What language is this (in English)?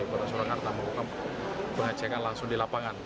Indonesian